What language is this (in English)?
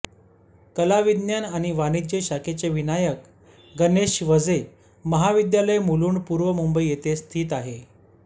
Marathi